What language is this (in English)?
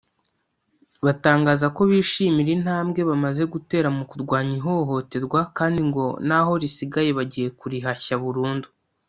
Kinyarwanda